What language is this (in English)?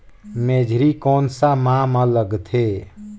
Chhattisgarhi